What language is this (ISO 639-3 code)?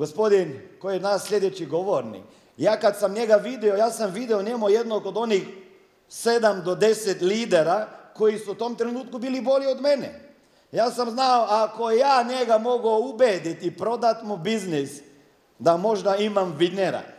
hrv